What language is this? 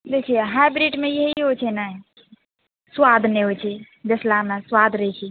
Maithili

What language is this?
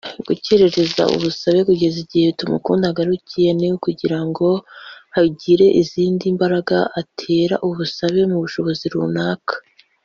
Kinyarwanda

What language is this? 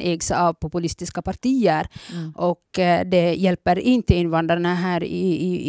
Swedish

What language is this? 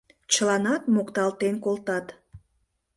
Mari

